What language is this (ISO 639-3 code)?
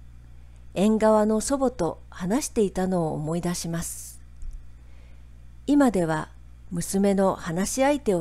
jpn